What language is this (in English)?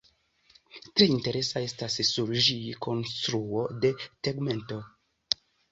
Esperanto